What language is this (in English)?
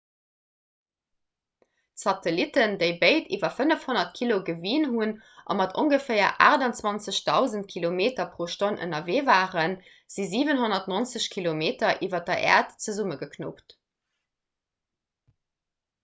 Luxembourgish